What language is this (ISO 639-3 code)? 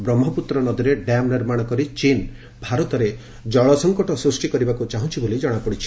ori